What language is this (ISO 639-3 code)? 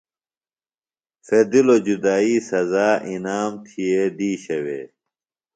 phl